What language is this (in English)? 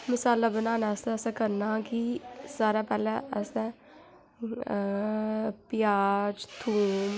Dogri